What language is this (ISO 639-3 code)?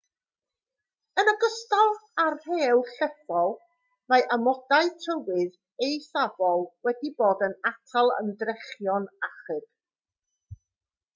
cym